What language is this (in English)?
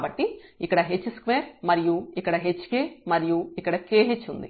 Telugu